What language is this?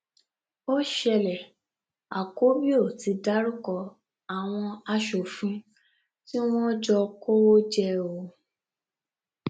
Yoruba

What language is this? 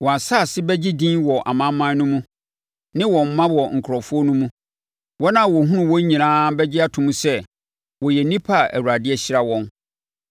Akan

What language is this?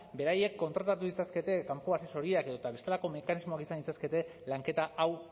Basque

